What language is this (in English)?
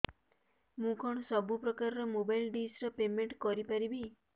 Odia